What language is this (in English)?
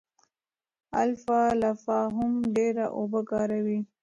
Pashto